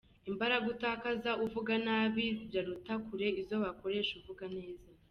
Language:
Kinyarwanda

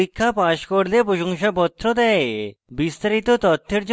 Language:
Bangla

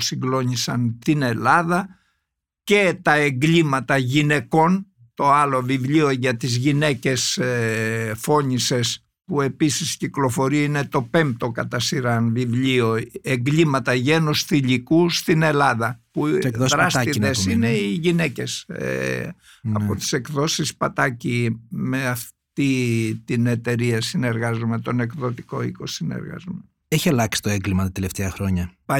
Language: Greek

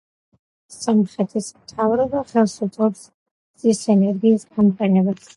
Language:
Georgian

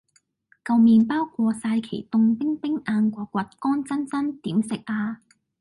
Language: Cantonese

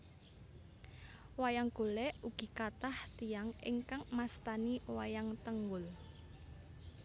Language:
Javanese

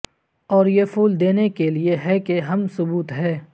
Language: Urdu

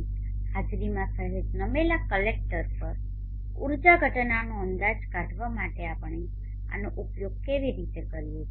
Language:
Gujarati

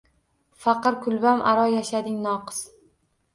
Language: Uzbek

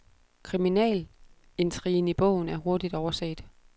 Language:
Danish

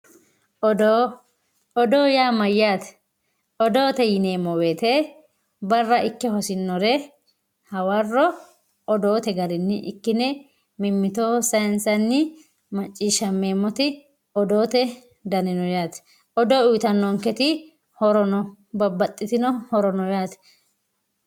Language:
Sidamo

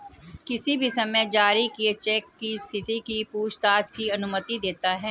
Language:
Hindi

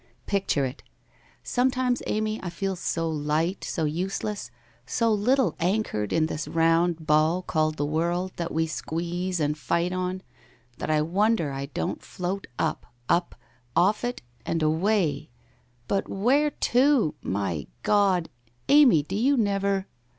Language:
English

